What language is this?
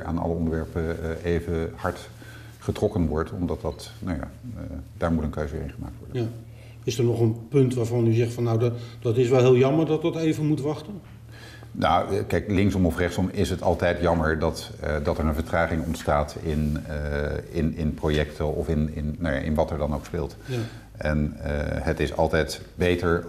Dutch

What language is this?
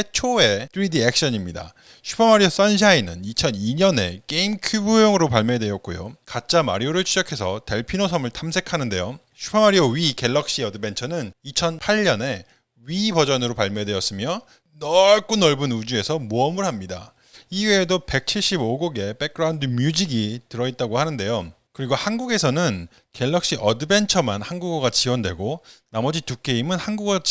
Korean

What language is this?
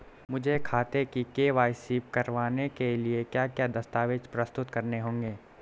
Hindi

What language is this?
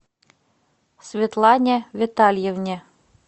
Russian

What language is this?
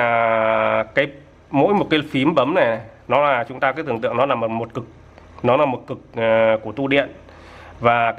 Vietnamese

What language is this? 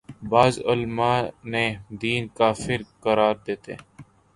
Urdu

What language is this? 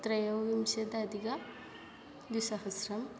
Sanskrit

